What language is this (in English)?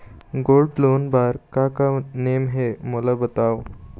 Chhattisgarhi